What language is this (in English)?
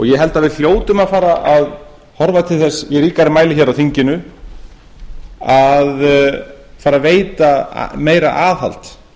Icelandic